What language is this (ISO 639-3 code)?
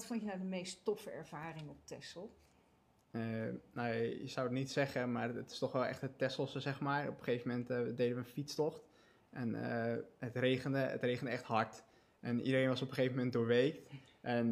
nld